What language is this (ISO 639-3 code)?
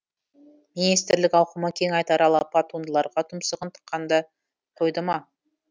kaz